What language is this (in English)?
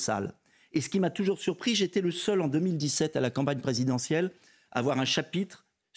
French